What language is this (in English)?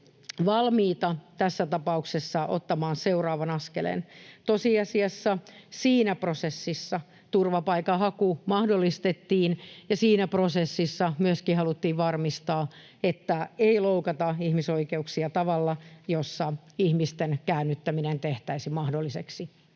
Finnish